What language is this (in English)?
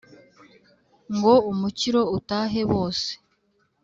Kinyarwanda